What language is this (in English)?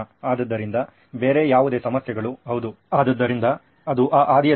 Kannada